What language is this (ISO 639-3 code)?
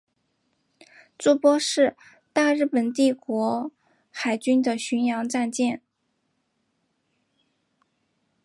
zho